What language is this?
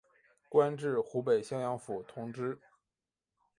Chinese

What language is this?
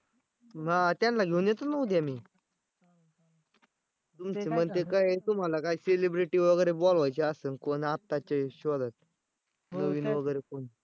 Marathi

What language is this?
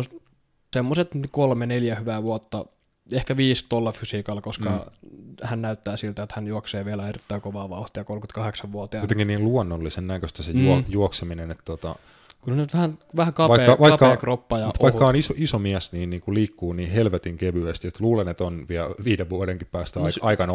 Finnish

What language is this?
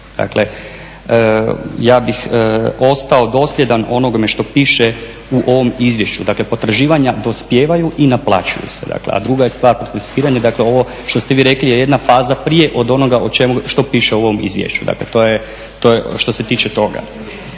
Croatian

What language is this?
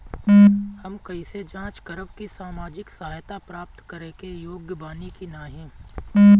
Bhojpuri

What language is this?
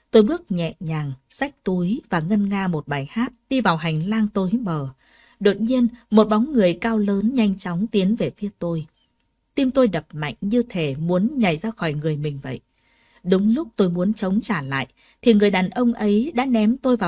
Vietnamese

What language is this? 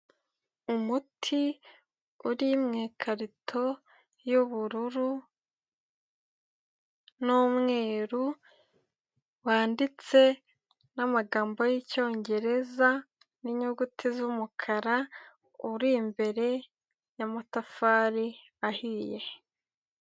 Kinyarwanda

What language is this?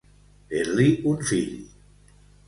Catalan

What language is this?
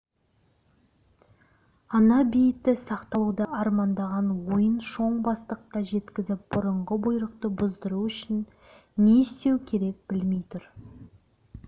Kazakh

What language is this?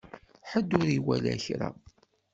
Kabyle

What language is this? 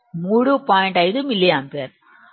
Telugu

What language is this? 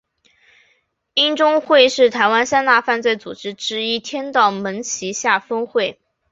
Chinese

